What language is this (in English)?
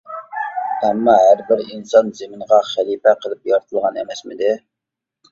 Uyghur